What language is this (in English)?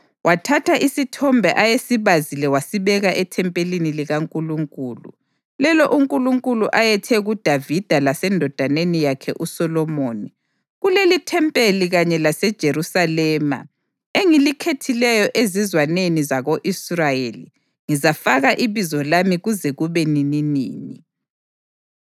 North Ndebele